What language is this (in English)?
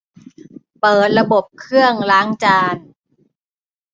Thai